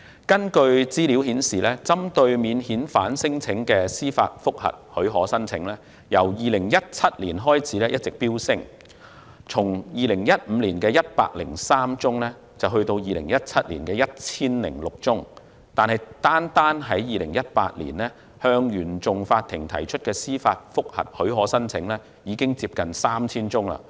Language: Cantonese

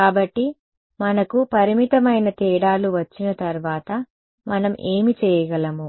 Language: Telugu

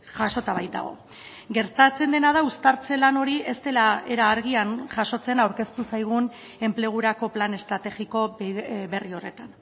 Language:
Basque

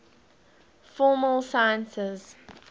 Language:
English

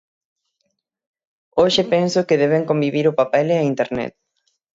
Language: Galician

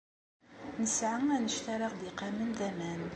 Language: Kabyle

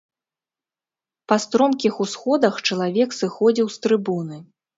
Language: Belarusian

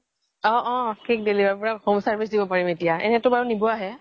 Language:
Assamese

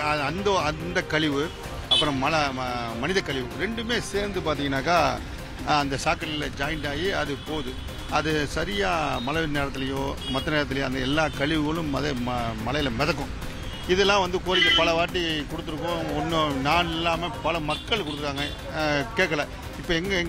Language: Tamil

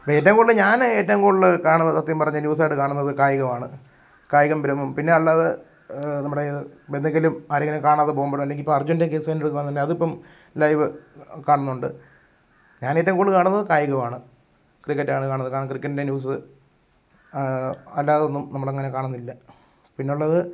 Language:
Malayalam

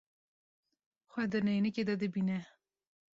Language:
Kurdish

